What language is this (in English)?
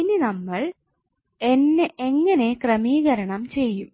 Malayalam